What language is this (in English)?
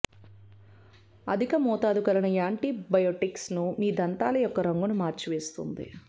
Telugu